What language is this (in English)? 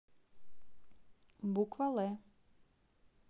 Russian